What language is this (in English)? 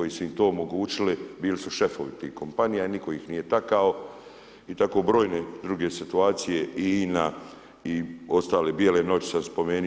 Croatian